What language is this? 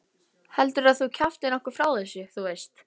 Icelandic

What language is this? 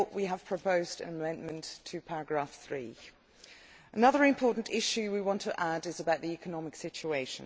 English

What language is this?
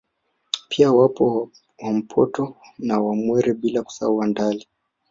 Swahili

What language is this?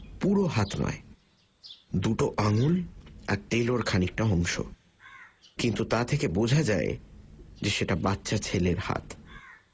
Bangla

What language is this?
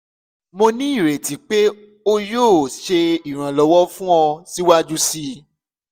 Yoruba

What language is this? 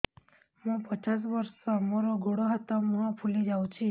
Odia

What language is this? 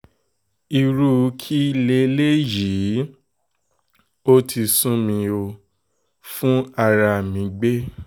Yoruba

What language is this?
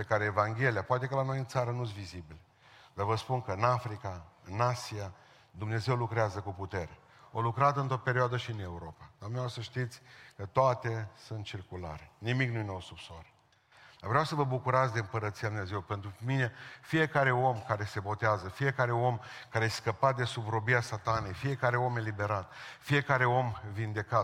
Romanian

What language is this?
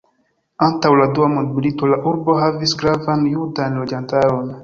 Esperanto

